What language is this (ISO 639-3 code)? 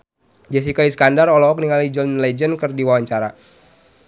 sun